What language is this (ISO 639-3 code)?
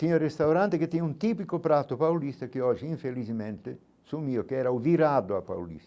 por